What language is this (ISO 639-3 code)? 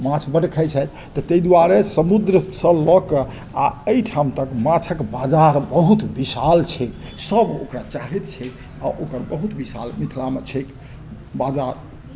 mai